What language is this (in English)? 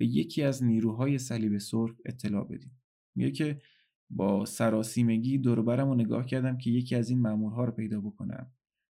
Persian